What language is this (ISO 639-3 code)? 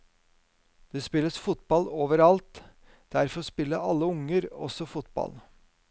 nor